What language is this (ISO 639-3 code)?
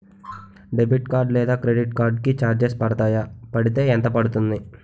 tel